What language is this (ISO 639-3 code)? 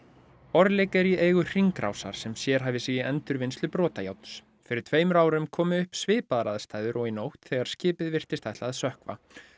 isl